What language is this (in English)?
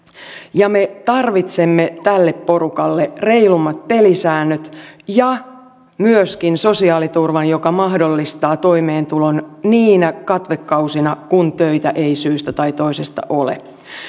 Finnish